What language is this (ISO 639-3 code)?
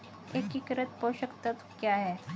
hin